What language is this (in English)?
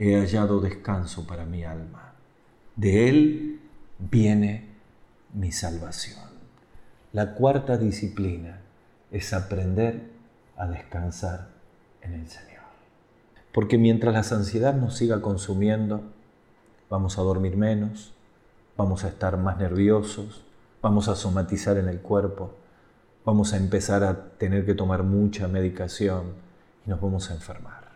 Spanish